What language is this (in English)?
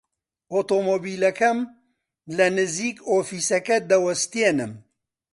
Central Kurdish